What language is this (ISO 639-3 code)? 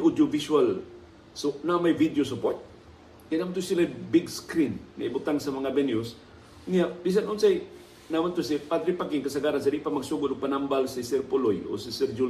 fil